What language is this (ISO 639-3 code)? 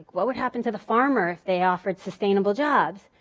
eng